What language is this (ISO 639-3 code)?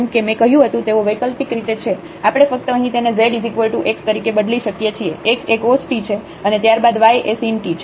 guj